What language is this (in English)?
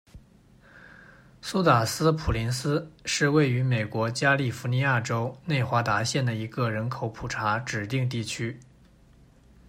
Chinese